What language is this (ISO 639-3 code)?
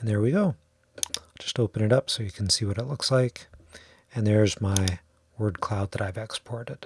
eng